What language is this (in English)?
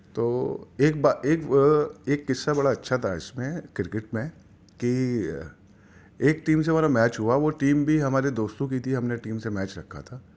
Urdu